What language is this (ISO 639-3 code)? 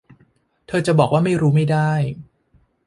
tha